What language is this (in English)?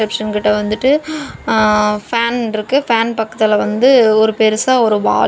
Tamil